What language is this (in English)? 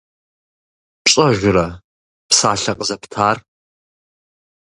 Kabardian